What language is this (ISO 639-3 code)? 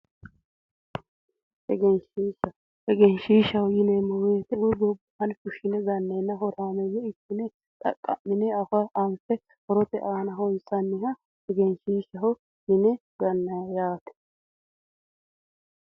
sid